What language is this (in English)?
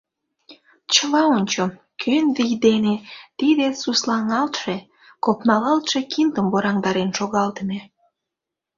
Mari